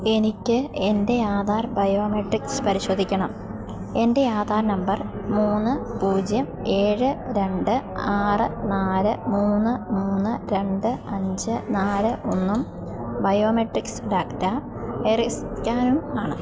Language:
Malayalam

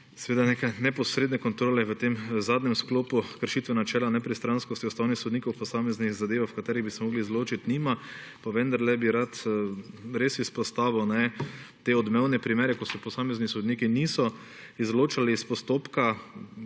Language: Slovenian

